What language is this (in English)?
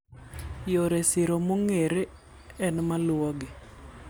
Luo (Kenya and Tanzania)